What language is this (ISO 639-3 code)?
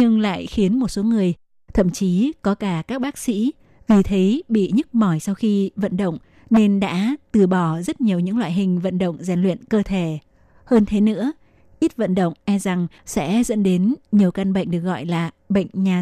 vie